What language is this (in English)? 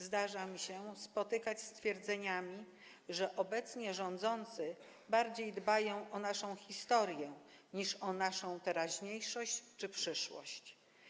Polish